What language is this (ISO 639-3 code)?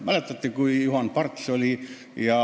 est